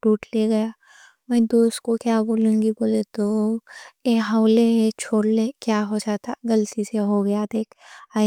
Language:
Deccan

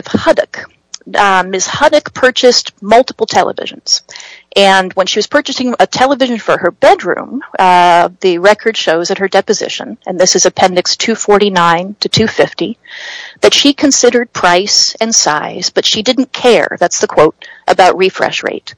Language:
English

